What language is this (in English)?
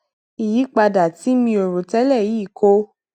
Yoruba